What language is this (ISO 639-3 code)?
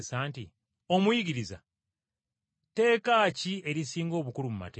lug